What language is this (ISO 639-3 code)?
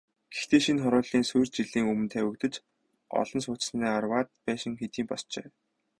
mon